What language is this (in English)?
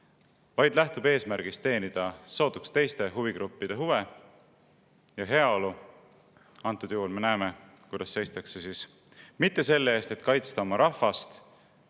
Estonian